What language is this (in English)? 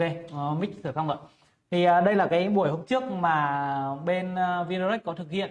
Vietnamese